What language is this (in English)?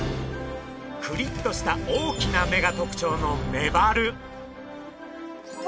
Japanese